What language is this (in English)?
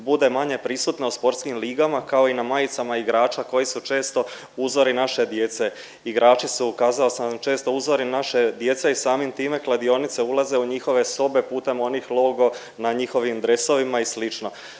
Croatian